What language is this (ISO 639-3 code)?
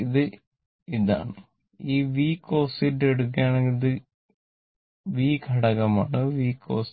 mal